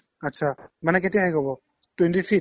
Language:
Assamese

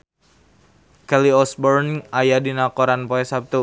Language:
Sundanese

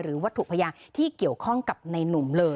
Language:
Thai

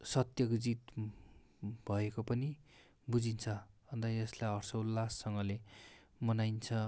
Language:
Nepali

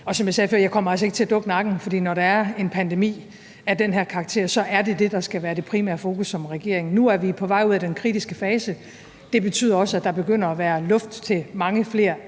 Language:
Danish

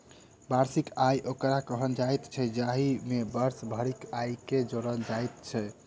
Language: Maithili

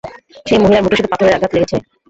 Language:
Bangla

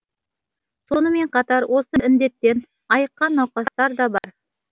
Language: Kazakh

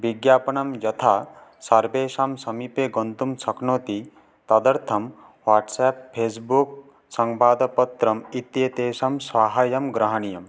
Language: Sanskrit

